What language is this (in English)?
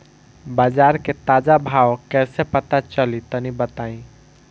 Bhojpuri